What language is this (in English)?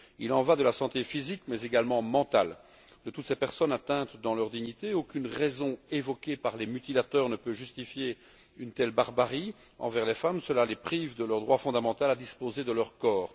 French